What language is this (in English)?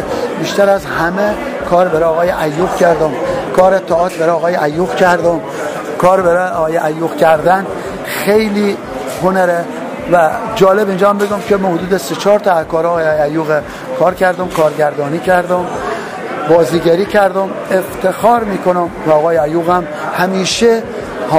Persian